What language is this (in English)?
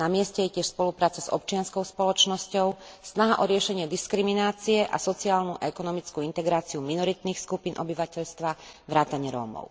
Slovak